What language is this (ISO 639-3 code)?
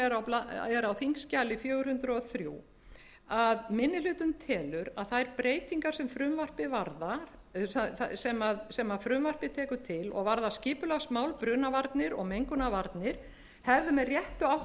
isl